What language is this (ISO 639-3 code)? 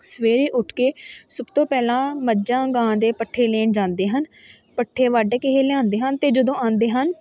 pan